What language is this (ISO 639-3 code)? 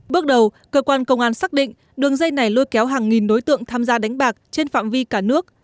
vie